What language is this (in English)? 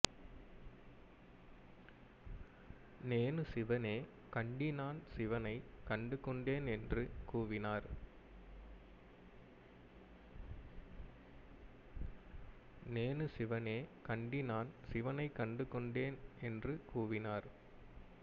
Tamil